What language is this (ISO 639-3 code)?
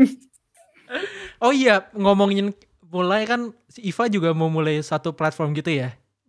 ind